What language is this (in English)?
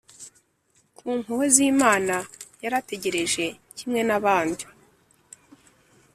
Kinyarwanda